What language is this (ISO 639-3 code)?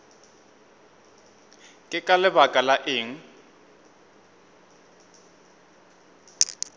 nso